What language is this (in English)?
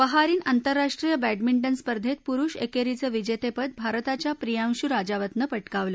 Marathi